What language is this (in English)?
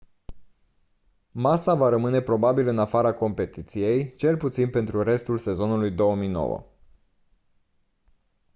Romanian